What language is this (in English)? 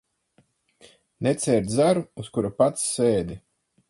Latvian